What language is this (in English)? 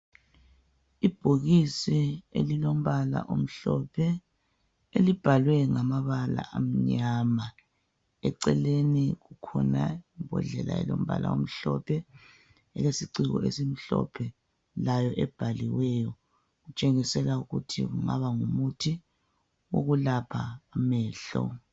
North Ndebele